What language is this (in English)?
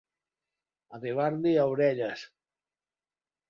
Catalan